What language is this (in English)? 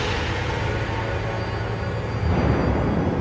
Thai